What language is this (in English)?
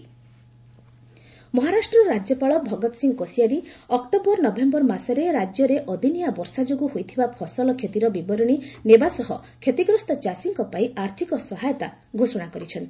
Odia